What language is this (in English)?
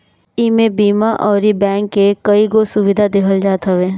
Bhojpuri